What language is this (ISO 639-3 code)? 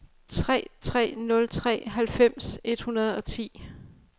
dan